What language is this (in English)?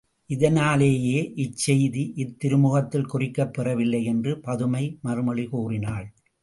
Tamil